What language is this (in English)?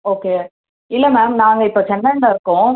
Tamil